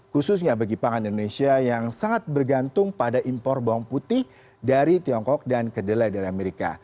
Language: Indonesian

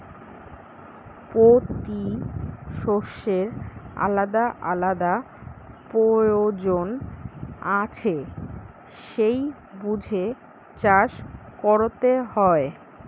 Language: Bangla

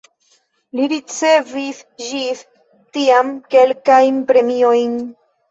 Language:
Esperanto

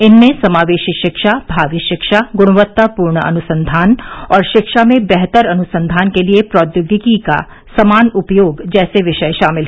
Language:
Hindi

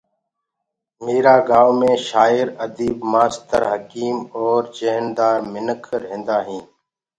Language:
Gurgula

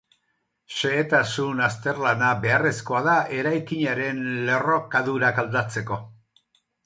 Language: Basque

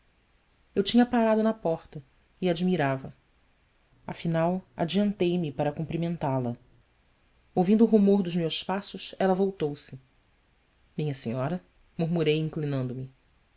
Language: Portuguese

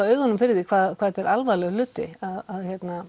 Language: Icelandic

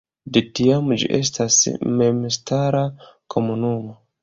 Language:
Esperanto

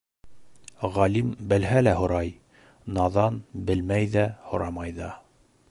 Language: Bashkir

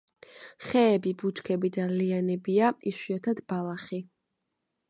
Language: Georgian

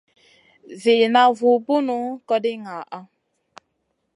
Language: Masana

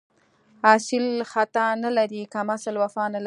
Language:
Pashto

